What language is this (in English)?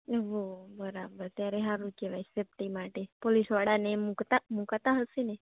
Gujarati